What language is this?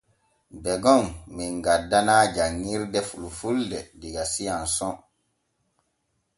Borgu Fulfulde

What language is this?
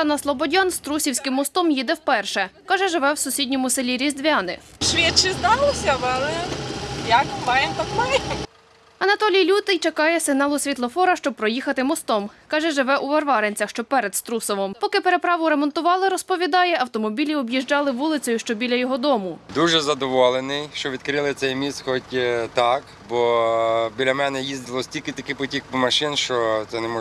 Ukrainian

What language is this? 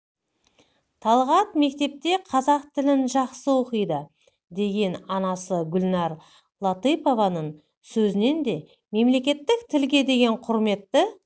Kazakh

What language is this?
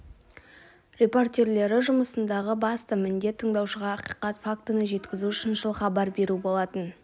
Kazakh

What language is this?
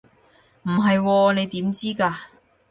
Cantonese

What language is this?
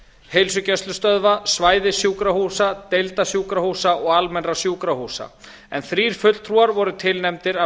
Icelandic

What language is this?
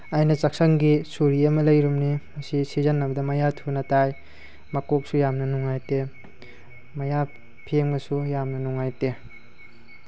Manipuri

